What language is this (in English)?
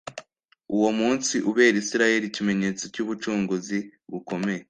Kinyarwanda